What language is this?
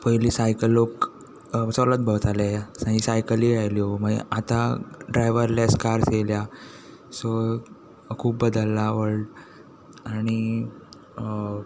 Konkani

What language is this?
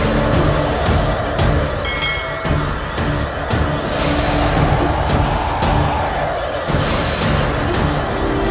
Indonesian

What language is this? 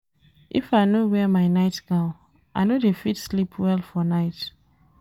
Nigerian Pidgin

